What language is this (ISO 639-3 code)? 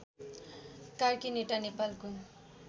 nep